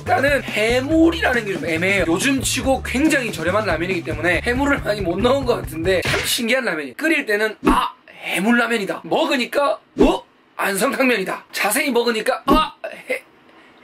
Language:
Korean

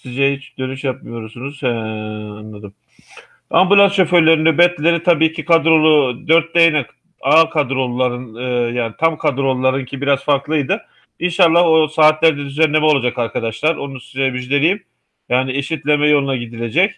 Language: Turkish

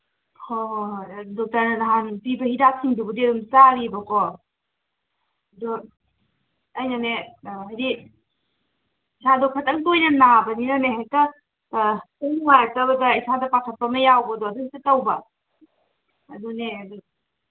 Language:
Manipuri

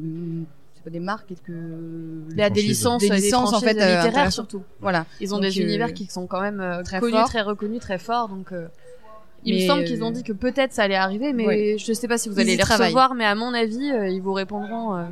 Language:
French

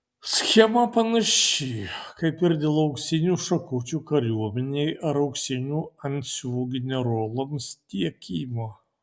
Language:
Lithuanian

